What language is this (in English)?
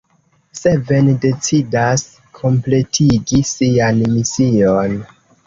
Esperanto